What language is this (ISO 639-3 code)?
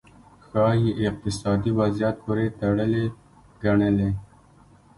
pus